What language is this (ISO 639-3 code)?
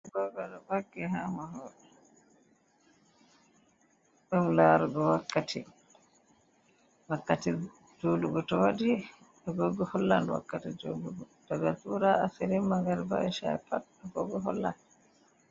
ful